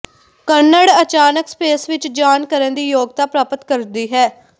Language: Punjabi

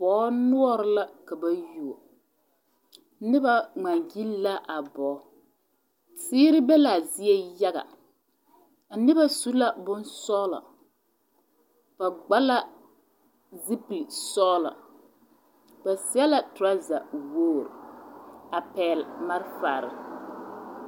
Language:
Southern Dagaare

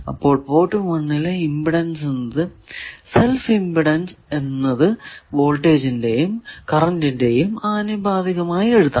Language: Malayalam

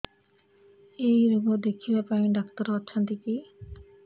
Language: Odia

